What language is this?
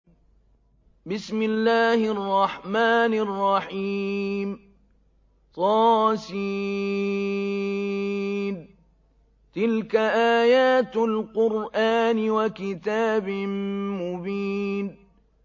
Arabic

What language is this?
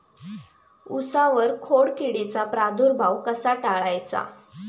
Marathi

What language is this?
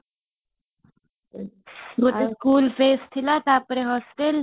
Odia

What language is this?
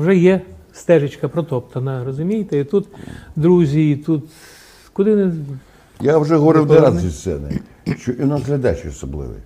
Ukrainian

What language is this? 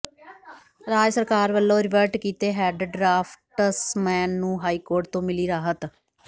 Punjabi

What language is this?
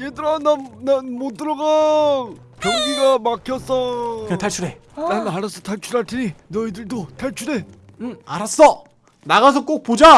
Korean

